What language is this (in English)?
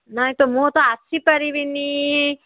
Odia